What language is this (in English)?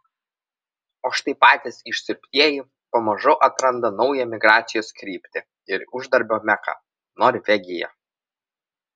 Lithuanian